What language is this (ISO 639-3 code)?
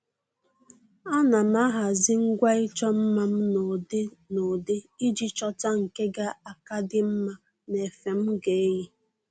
ibo